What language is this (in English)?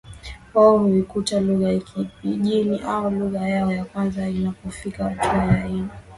Swahili